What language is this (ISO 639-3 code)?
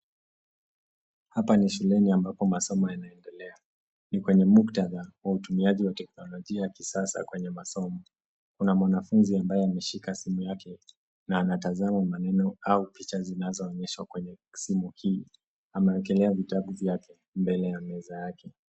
swa